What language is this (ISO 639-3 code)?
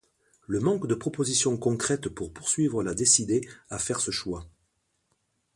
fra